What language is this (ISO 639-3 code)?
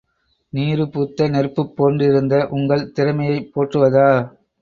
tam